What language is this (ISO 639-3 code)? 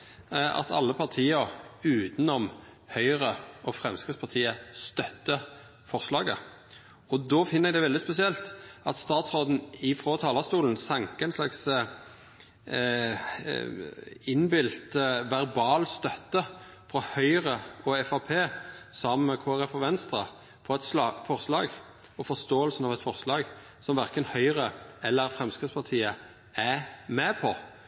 nno